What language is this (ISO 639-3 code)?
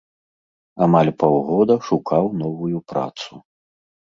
bel